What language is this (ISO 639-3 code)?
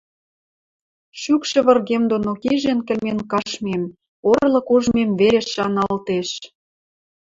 mrj